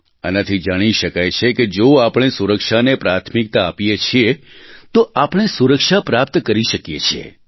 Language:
Gujarati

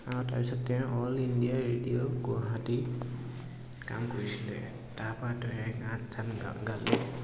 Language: Assamese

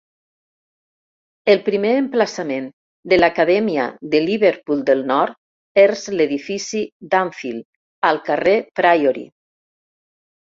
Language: Catalan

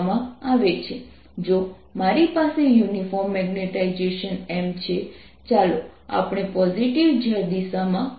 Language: Gujarati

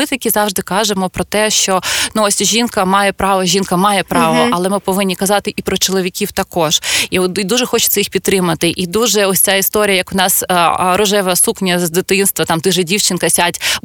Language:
Ukrainian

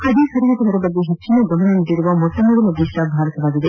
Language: Kannada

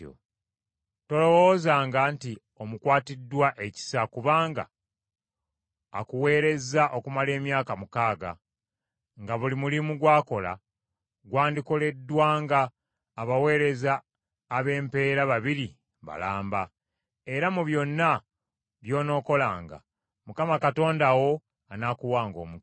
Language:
Ganda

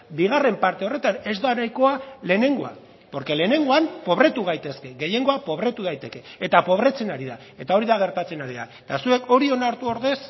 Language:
Basque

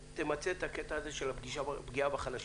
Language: Hebrew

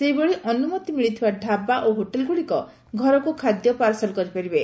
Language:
Odia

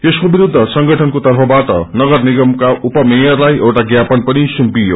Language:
Nepali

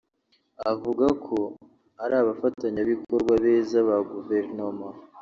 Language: Kinyarwanda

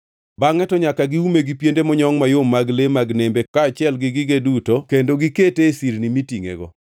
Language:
Luo (Kenya and Tanzania)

